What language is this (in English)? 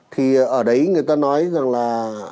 Vietnamese